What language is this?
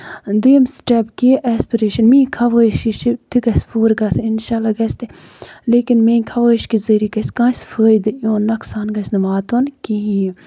Kashmiri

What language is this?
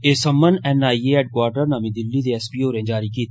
Dogri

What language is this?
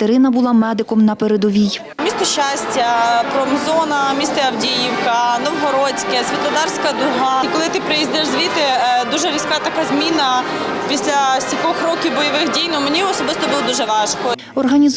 Ukrainian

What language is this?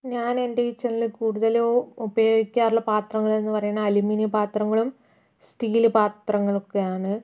Malayalam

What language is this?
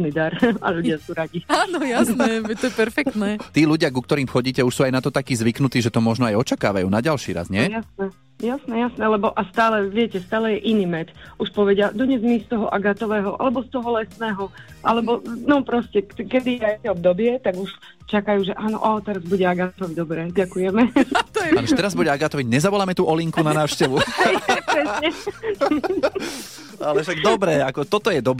Slovak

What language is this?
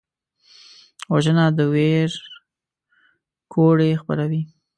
Pashto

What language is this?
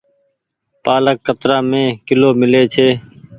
Goaria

